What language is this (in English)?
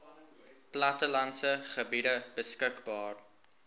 Afrikaans